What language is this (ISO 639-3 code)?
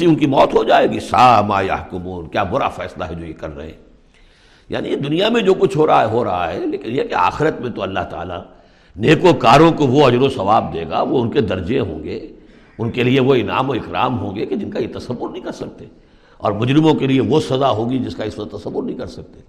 urd